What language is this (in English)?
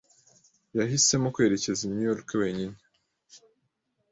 Kinyarwanda